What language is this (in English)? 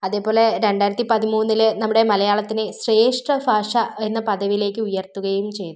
Malayalam